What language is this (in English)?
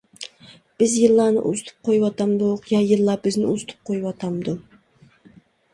Uyghur